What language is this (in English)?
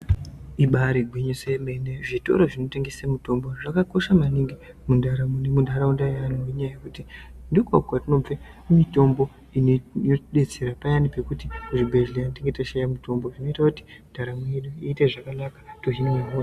Ndau